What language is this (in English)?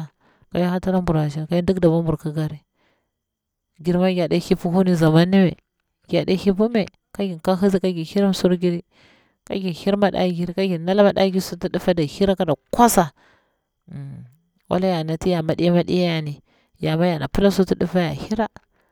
Bura-Pabir